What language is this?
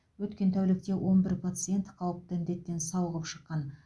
Kazakh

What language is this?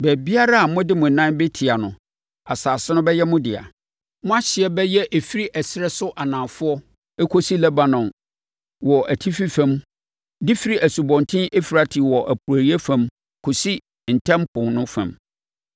Akan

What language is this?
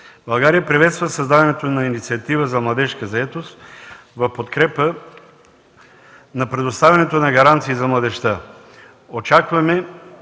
Bulgarian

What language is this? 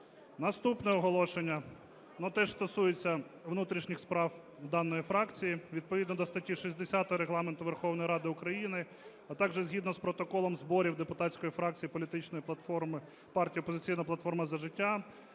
Ukrainian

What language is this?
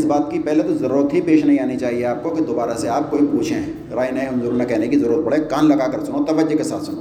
Urdu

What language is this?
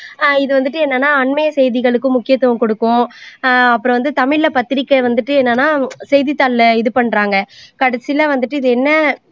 Tamil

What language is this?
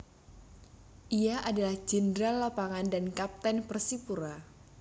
Javanese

